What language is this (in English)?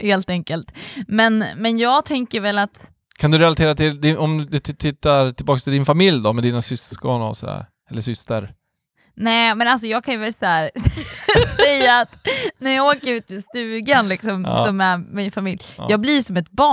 Swedish